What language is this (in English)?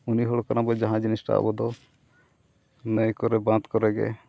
Santali